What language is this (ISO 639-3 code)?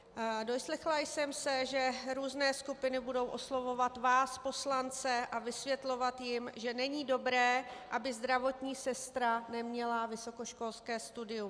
ces